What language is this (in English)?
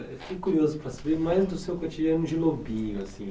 Portuguese